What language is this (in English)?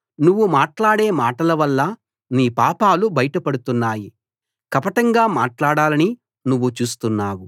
Telugu